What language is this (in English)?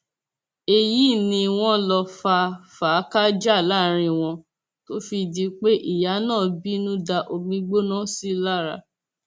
Yoruba